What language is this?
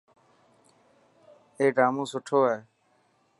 Dhatki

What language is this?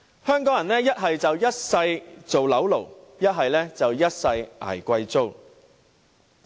Cantonese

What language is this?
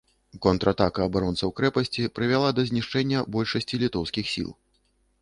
Belarusian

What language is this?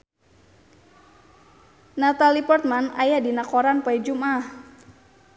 Sundanese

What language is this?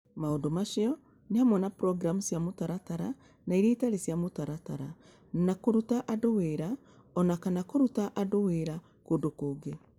Kikuyu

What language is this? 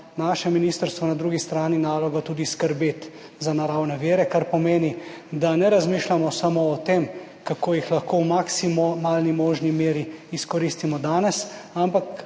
Slovenian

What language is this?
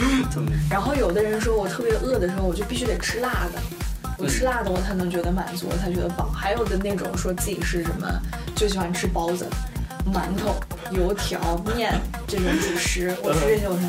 Chinese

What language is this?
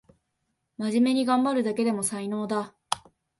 Japanese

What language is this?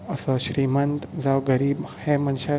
Konkani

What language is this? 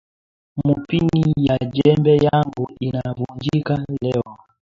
Swahili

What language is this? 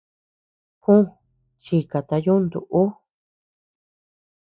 Tepeuxila Cuicatec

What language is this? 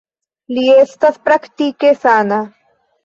Esperanto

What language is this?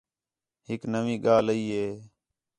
Khetrani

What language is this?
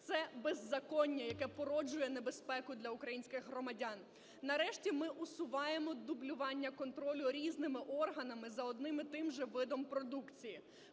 Ukrainian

